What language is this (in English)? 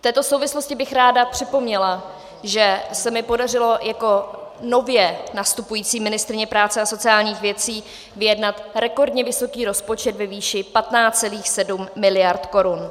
Czech